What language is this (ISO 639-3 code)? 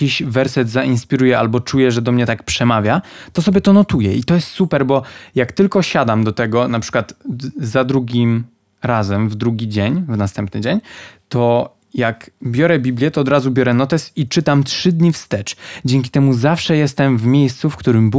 pol